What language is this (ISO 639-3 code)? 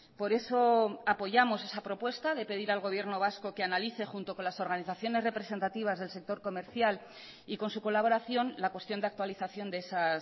spa